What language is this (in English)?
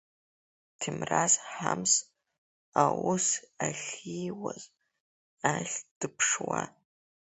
Abkhazian